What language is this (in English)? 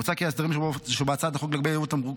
Hebrew